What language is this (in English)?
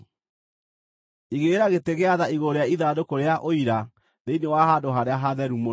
Kikuyu